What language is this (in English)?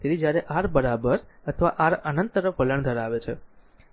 Gujarati